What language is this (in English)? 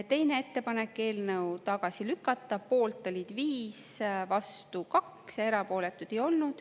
Estonian